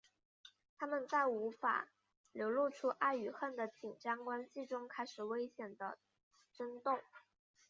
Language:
Chinese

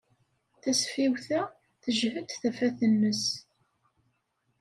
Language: Kabyle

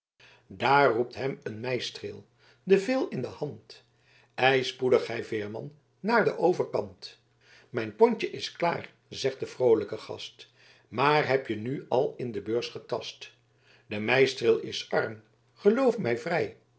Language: Dutch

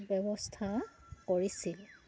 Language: Assamese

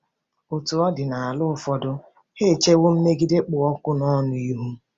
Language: Igbo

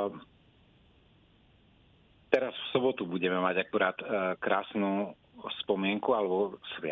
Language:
Slovak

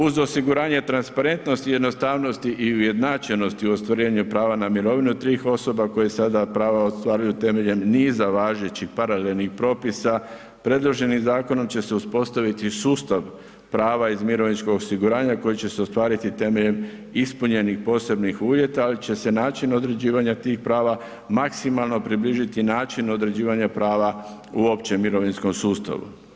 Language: Croatian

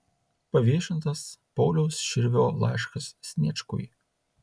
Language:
Lithuanian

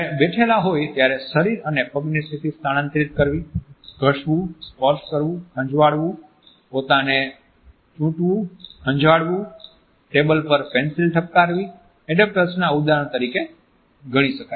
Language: Gujarati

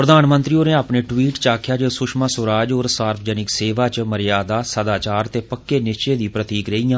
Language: Dogri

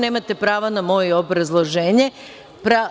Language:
Serbian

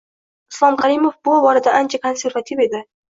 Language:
Uzbek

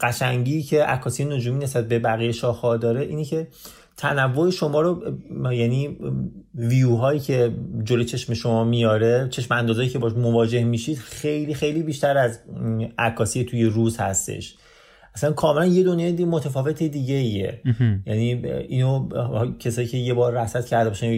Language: Persian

